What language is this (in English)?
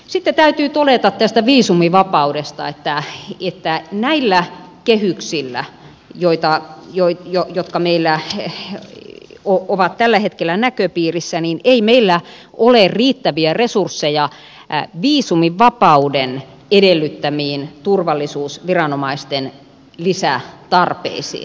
Finnish